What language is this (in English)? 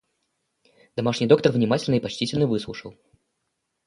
Russian